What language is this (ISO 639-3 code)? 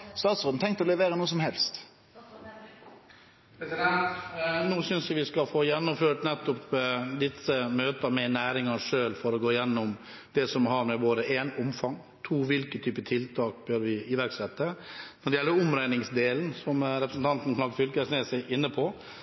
nor